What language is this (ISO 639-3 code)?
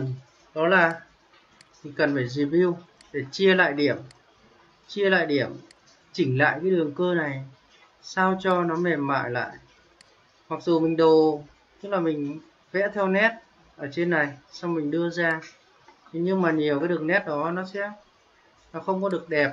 vie